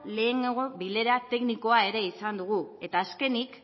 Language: Basque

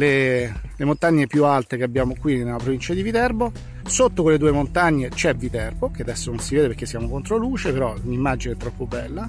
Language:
Italian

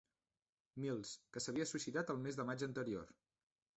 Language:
Catalan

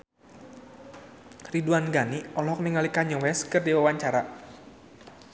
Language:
Sundanese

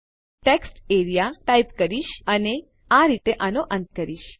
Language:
Gujarati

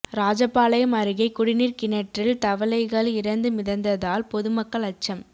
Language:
Tamil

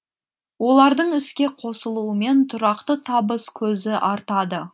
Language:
Kazakh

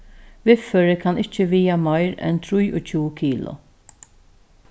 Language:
Faroese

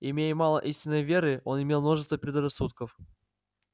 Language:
Russian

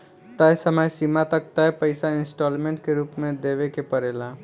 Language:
Bhojpuri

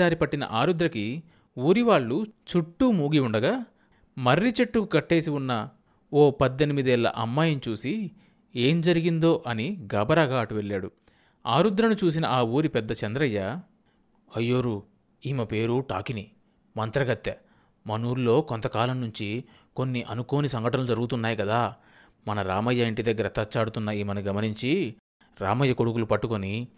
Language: Telugu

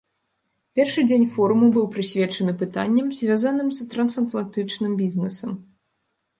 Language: Belarusian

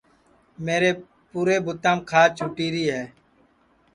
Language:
Sansi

